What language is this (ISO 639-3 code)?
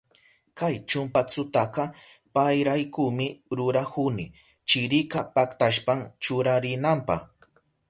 qup